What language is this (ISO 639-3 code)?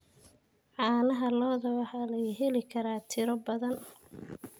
som